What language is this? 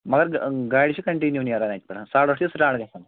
Kashmiri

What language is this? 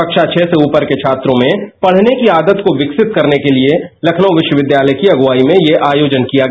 Hindi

